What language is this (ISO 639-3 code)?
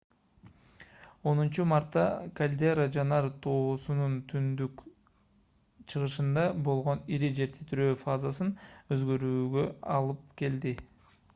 kir